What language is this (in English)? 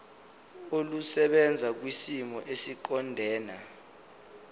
Zulu